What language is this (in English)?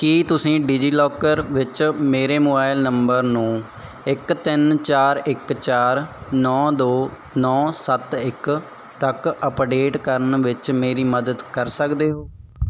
Punjabi